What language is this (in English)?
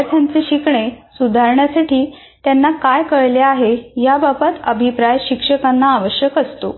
Marathi